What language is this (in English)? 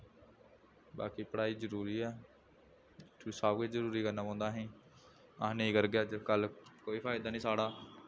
Dogri